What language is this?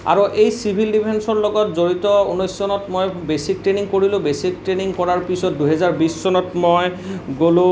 Assamese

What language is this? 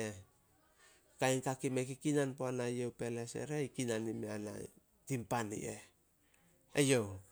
Solos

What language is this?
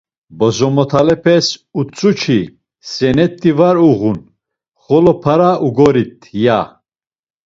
Laz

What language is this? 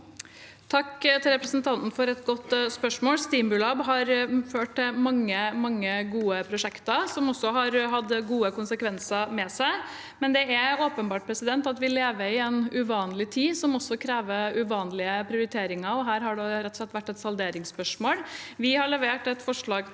Norwegian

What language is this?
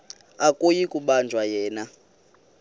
Xhosa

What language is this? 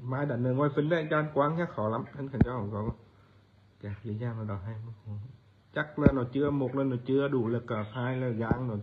Vietnamese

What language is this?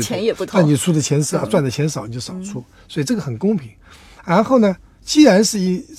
Chinese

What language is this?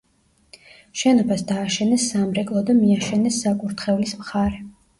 Georgian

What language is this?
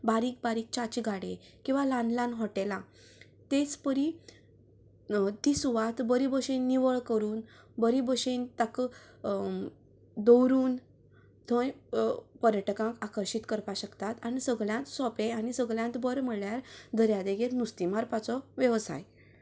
Konkani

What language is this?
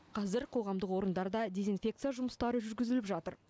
Kazakh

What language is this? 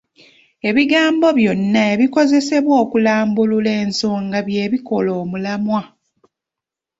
Ganda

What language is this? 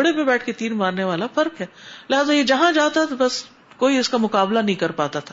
Urdu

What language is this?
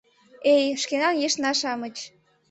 Mari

